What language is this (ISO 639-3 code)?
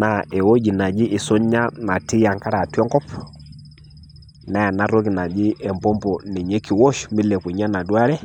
mas